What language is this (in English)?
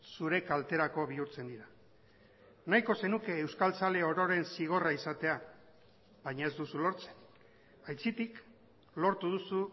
Basque